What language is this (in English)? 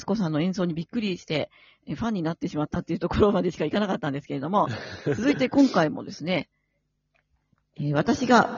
Japanese